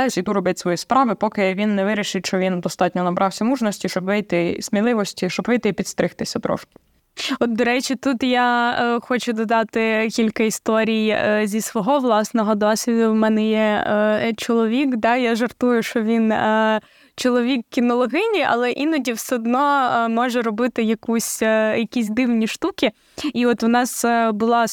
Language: Ukrainian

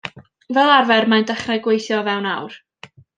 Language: Welsh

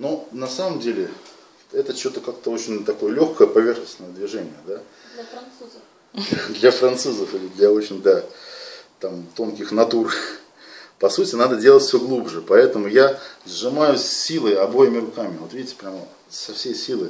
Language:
Russian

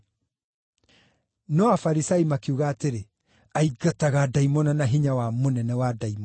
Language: Kikuyu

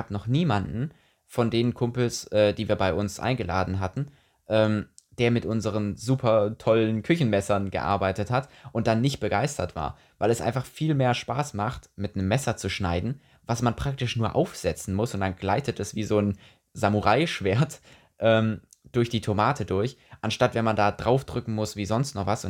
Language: German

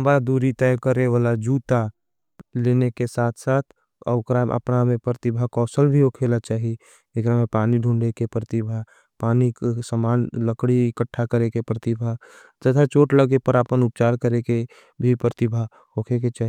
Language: Angika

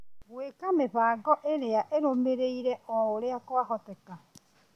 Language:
Kikuyu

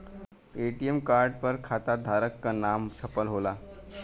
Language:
Bhojpuri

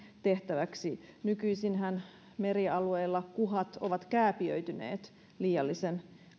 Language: Finnish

